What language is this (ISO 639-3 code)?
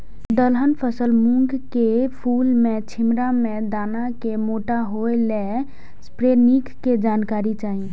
mai